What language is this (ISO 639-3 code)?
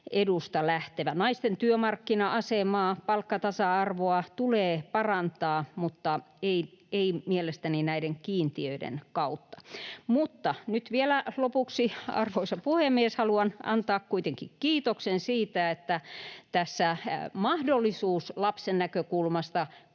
fin